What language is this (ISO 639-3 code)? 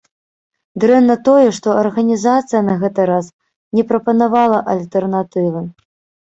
bel